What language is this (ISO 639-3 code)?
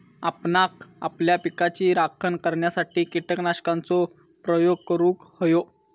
mar